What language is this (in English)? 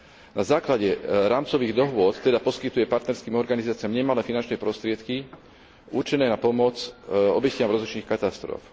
Slovak